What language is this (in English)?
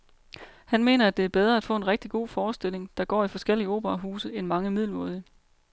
Danish